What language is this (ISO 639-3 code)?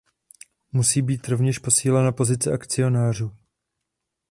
ces